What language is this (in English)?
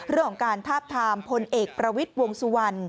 Thai